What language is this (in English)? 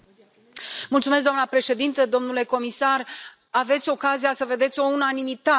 Romanian